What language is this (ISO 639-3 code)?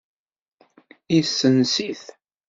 kab